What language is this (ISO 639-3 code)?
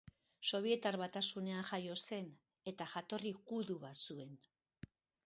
eus